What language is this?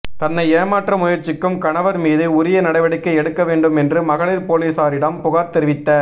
Tamil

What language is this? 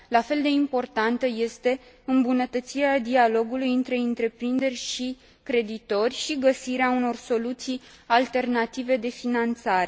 Romanian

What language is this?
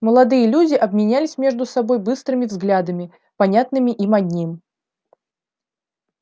Russian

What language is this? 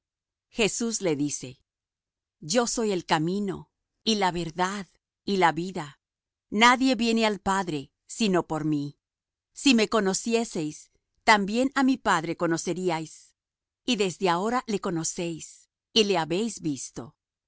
Spanish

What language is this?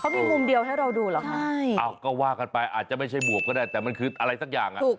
Thai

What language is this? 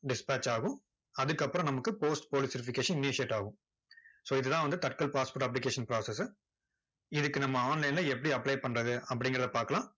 Tamil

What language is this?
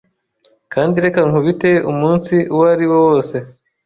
Kinyarwanda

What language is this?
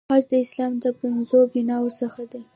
Pashto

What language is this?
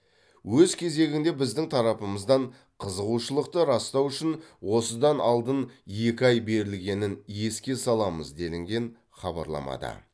Kazakh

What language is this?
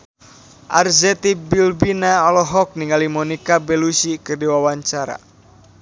Sundanese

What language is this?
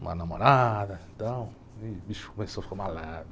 Portuguese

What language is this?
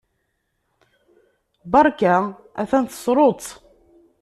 Kabyle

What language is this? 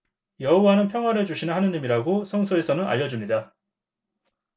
Korean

